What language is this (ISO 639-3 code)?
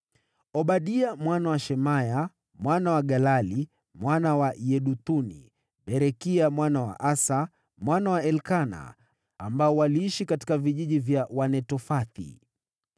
swa